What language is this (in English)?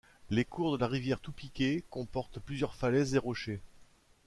French